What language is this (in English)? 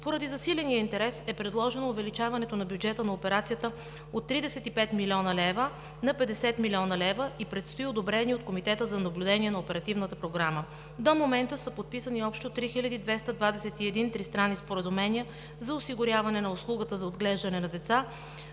Bulgarian